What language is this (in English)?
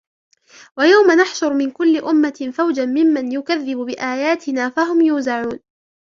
Arabic